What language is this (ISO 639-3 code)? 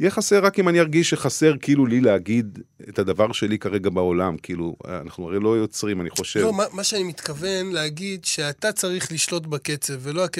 heb